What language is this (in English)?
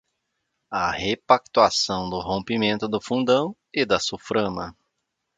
Portuguese